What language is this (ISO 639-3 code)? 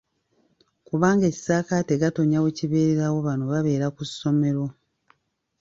lug